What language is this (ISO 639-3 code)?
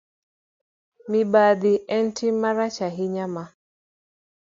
luo